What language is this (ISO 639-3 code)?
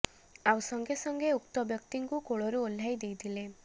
ori